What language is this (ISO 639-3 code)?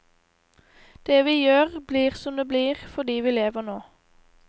nor